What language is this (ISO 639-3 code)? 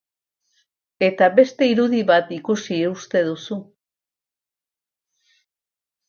eus